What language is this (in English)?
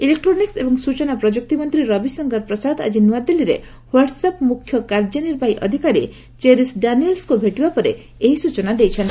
Odia